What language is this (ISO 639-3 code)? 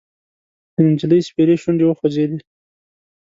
pus